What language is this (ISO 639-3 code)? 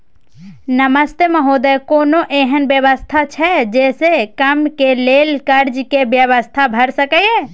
mai